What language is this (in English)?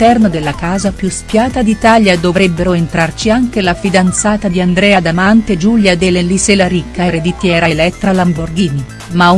Italian